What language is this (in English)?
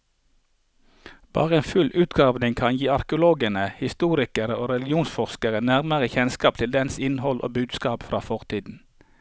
Norwegian